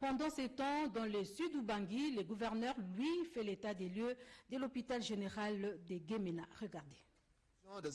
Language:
French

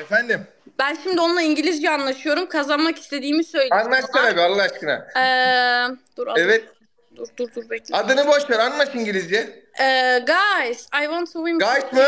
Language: Turkish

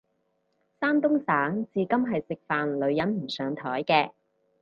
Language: Cantonese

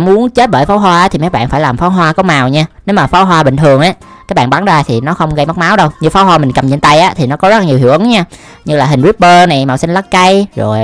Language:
Vietnamese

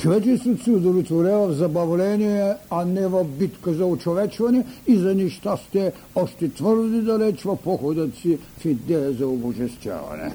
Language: Bulgarian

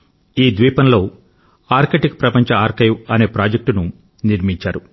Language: Telugu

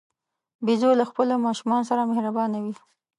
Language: Pashto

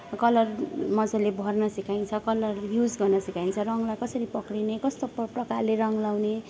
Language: Nepali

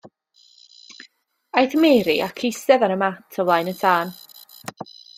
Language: Welsh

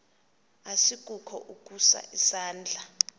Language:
Xhosa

